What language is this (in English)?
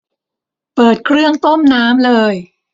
Thai